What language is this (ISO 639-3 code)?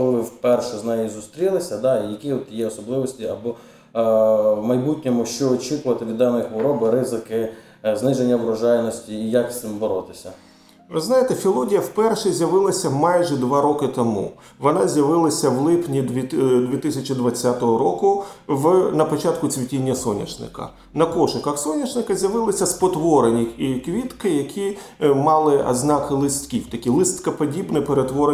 ukr